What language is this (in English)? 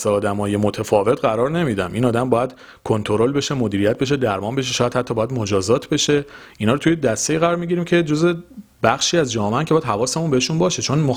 Persian